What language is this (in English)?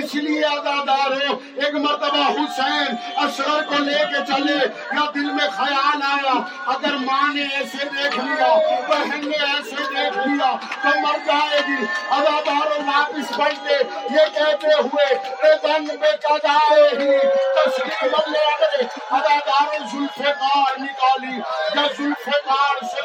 Urdu